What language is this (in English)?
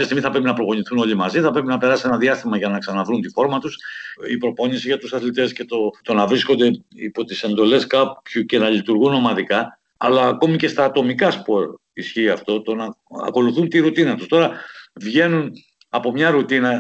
Greek